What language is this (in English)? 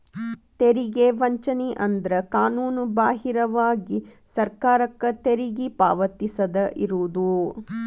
Kannada